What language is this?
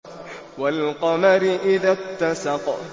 Arabic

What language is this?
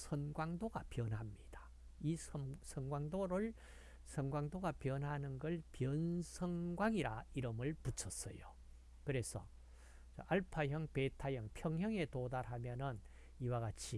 Korean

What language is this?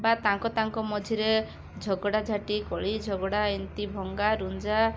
Odia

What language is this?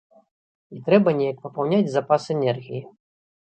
Belarusian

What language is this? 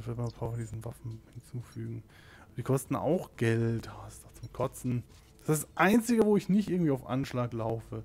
German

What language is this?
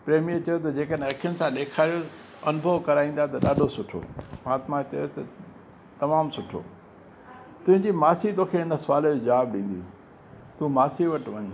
Sindhi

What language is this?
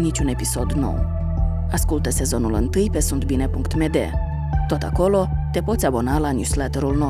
Romanian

